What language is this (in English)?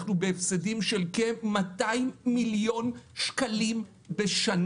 Hebrew